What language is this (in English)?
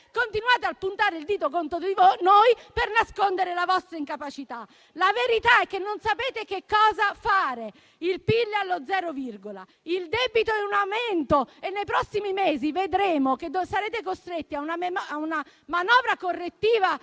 Italian